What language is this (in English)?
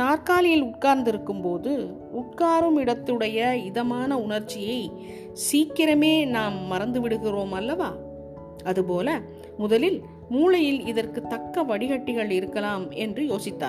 Tamil